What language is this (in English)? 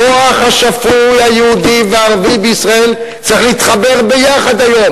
Hebrew